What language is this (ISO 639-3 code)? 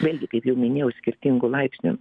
lit